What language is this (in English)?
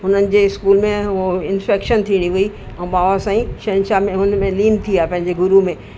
Sindhi